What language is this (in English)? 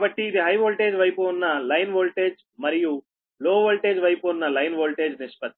Telugu